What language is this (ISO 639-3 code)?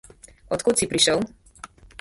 slv